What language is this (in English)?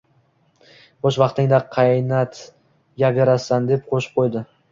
Uzbek